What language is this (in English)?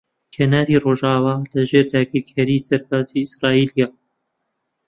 Central Kurdish